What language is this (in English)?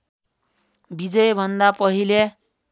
Nepali